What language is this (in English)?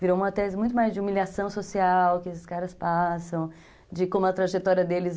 Portuguese